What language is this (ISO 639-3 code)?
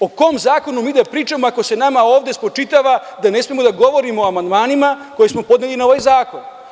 srp